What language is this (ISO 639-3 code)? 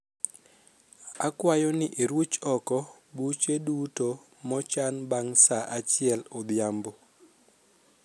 luo